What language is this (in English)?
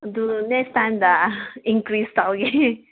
Manipuri